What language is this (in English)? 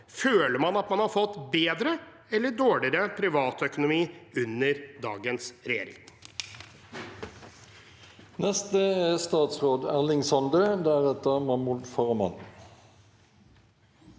Norwegian